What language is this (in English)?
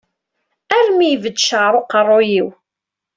Kabyle